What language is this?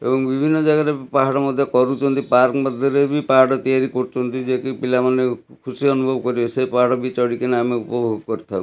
Odia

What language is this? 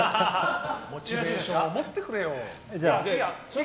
Japanese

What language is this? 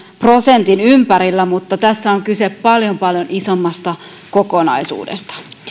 Finnish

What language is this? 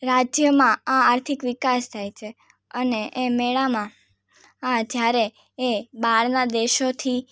Gujarati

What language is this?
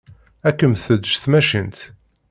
Kabyle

